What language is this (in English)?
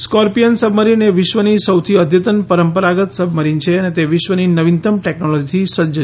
Gujarati